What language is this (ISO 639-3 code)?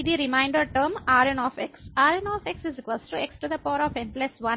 tel